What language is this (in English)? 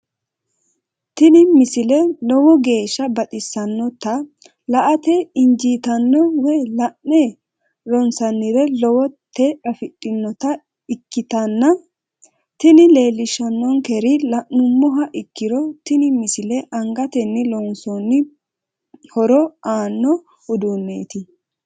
Sidamo